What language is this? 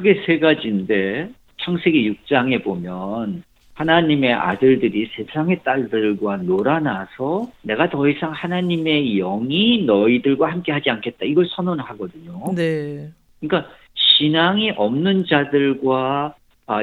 Korean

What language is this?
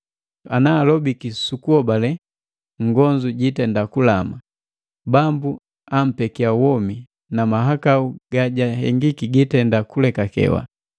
Matengo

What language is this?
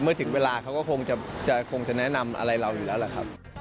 Thai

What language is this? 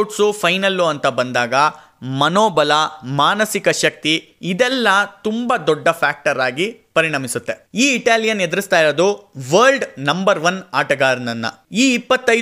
Kannada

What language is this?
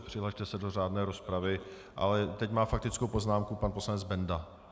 Czech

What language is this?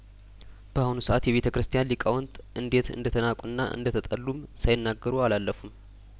Amharic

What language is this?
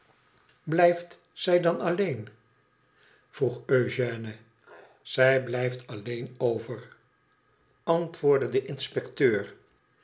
Dutch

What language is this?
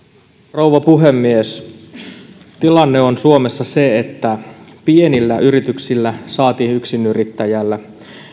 Finnish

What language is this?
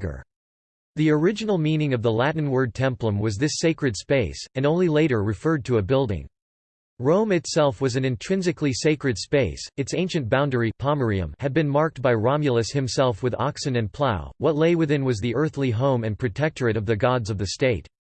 English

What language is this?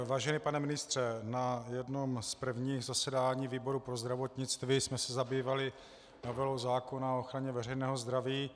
Czech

